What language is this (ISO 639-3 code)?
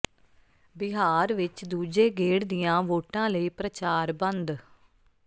pan